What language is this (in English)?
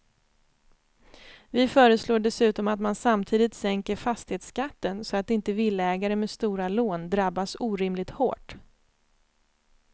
Swedish